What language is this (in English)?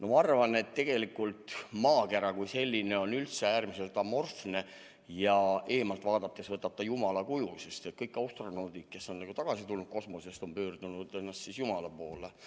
Estonian